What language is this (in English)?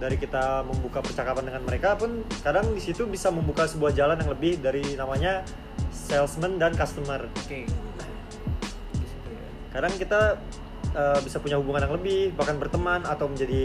Indonesian